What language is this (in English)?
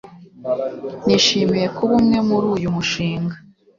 Kinyarwanda